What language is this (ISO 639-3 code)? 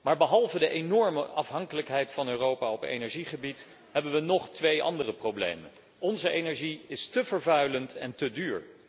nld